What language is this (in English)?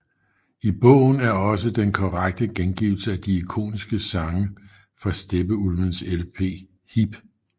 Danish